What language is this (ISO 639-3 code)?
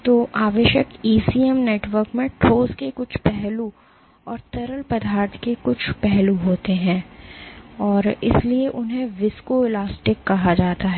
hin